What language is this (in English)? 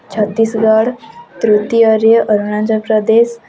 Odia